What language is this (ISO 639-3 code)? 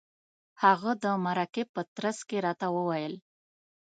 pus